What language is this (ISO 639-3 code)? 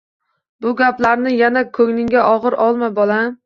uzb